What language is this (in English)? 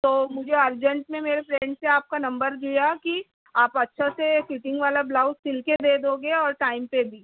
Urdu